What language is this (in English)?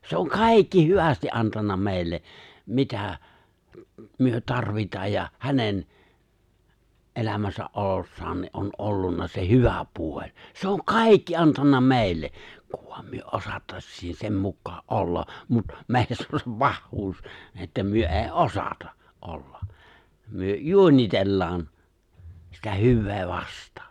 Finnish